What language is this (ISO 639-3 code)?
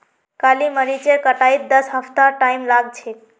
mag